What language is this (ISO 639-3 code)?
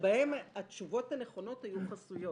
heb